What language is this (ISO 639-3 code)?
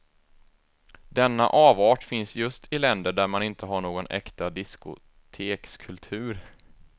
swe